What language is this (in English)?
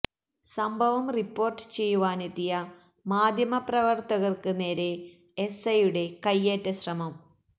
Malayalam